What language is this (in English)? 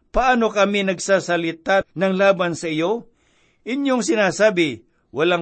Filipino